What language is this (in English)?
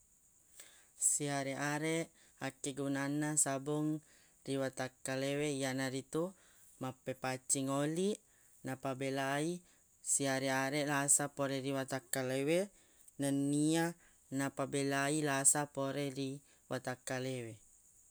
Buginese